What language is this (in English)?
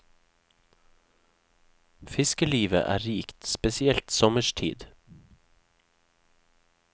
Norwegian